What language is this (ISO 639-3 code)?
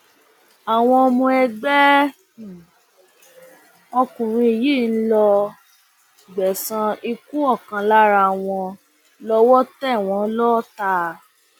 yor